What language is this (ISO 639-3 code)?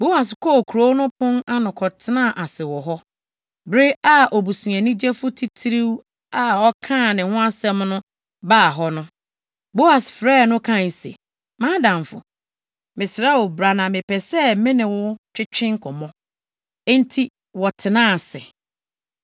aka